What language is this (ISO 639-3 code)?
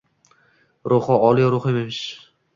uzb